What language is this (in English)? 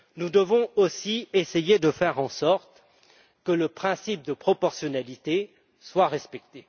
French